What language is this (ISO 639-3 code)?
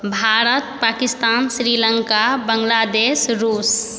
mai